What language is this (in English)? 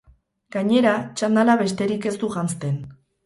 Basque